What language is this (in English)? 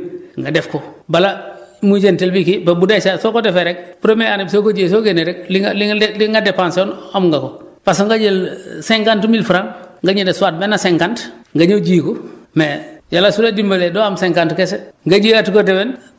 Wolof